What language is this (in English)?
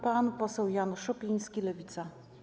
Polish